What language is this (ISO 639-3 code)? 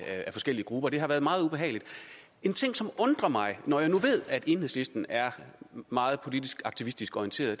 dan